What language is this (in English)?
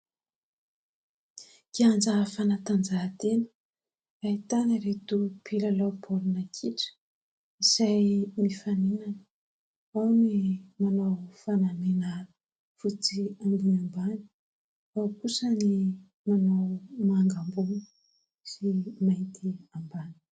Malagasy